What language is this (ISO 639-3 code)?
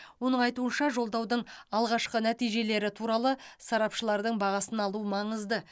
kaz